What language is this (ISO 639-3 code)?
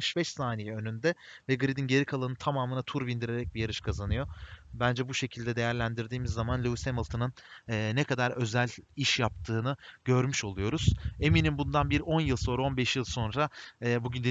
tur